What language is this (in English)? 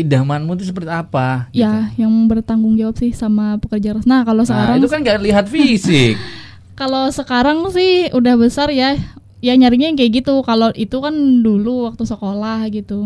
Indonesian